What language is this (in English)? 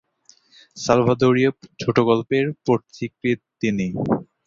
Bangla